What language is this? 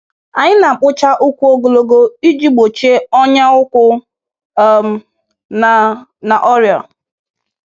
Igbo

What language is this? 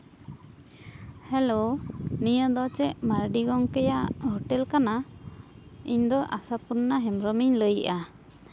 Santali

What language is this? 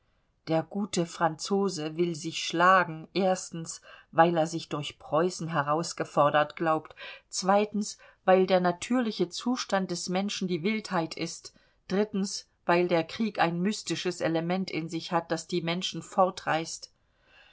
German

